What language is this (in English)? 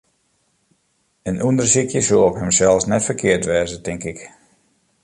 Western Frisian